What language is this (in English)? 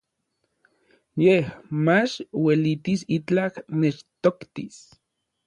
Orizaba Nahuatl